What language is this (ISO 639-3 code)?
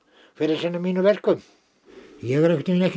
isl